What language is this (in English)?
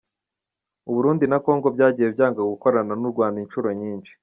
Kinyarwanda